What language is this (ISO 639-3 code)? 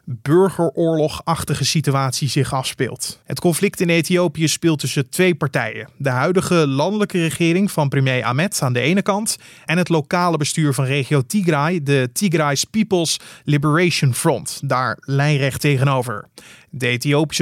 nld